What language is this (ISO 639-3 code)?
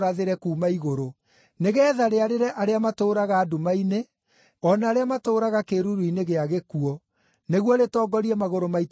kik